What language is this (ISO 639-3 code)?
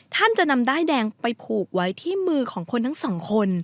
tha